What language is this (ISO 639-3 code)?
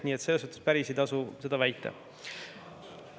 est